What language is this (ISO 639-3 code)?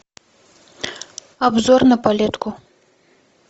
rus